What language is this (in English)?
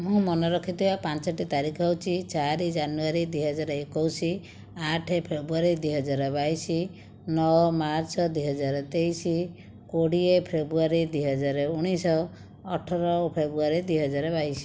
Odia